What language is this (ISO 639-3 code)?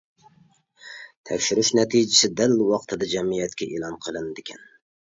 uig